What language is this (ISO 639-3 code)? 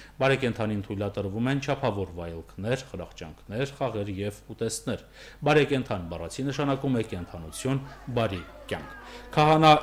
ron